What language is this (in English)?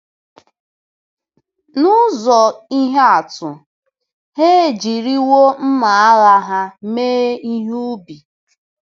Igbo